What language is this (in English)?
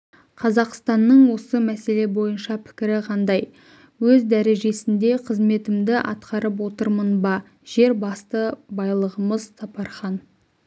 Kazakh